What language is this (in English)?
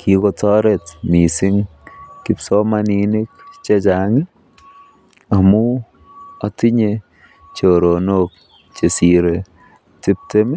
Kalenjin